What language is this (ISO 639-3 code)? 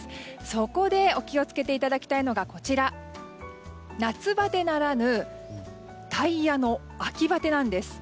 jpn